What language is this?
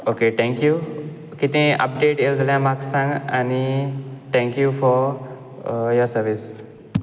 Konkani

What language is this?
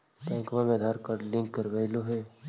Magahi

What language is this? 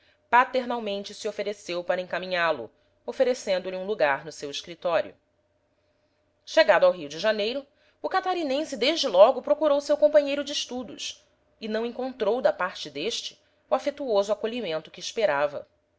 Portuguese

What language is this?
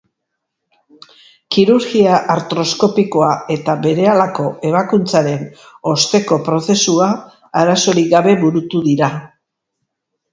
Basque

